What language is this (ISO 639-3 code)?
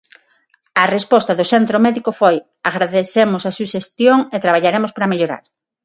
glg